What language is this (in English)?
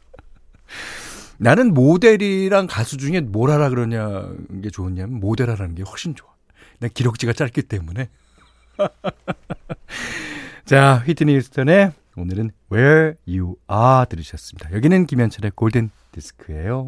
Korean